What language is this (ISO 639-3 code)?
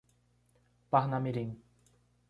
por